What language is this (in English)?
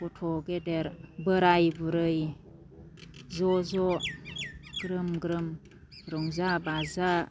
Bodo